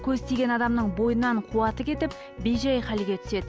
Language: Kazakh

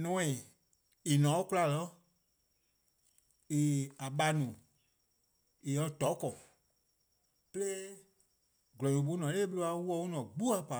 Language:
Eastern Krahn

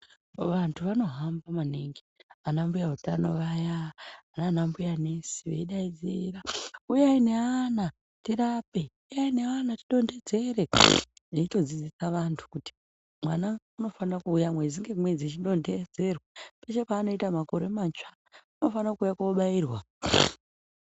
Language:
Ndau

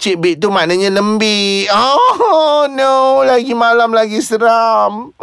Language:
Malay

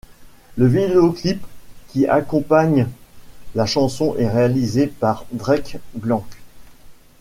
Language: French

